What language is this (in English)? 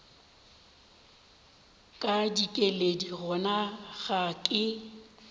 Northern Sotho